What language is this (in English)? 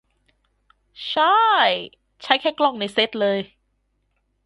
Thai